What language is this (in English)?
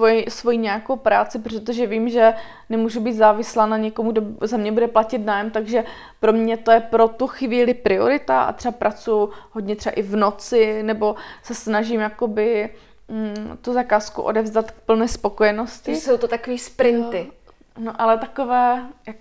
Czech